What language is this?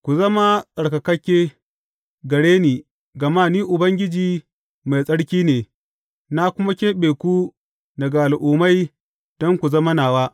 Hausa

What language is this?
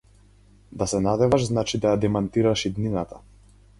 Macedonian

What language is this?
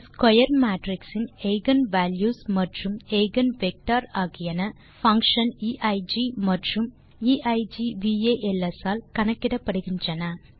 Tamil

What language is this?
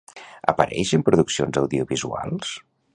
Catalan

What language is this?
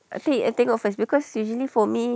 English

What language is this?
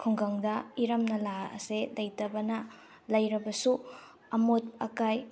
Manipuri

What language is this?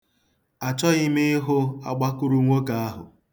Igbo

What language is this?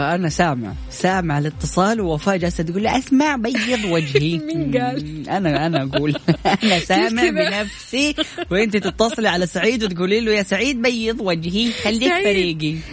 Arabic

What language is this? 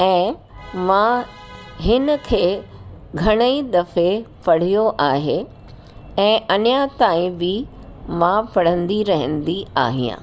Sindhi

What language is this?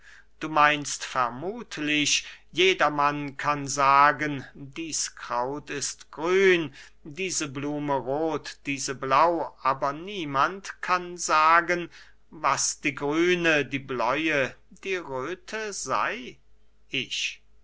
German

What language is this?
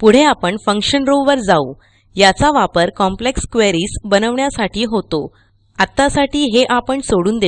Dutch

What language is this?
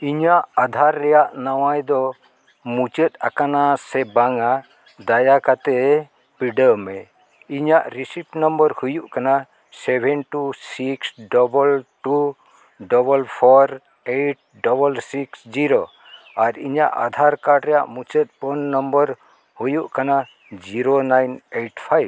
Santali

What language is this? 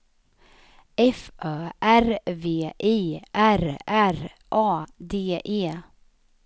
Swedish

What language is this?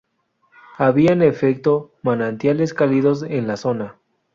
Spanish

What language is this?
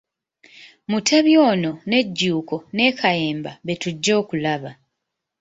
Ganda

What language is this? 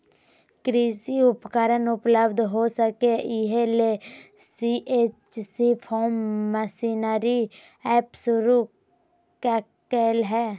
Magahi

